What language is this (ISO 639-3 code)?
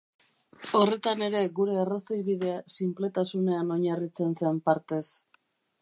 eus